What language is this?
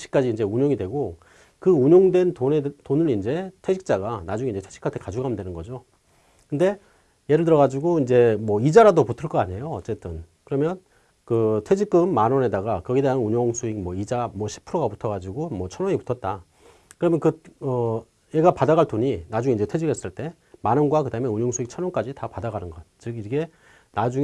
Korean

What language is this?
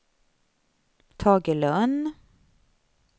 Swedish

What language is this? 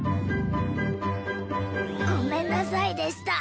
Japanese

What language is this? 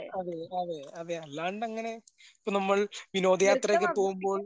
Malayalam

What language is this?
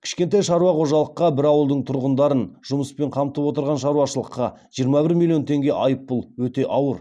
Kazakh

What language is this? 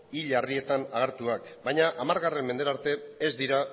Basque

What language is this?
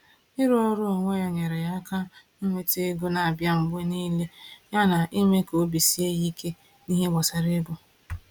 Igbo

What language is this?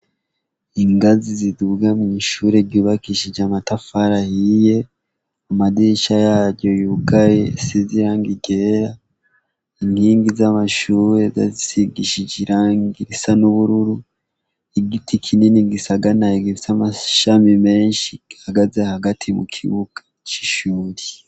Rundi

